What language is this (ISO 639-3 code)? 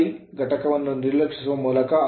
kan